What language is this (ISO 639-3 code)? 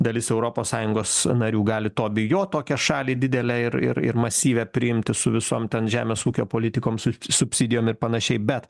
lit